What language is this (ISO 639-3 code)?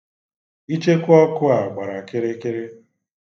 ibo